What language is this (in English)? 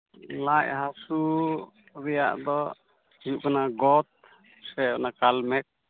Santali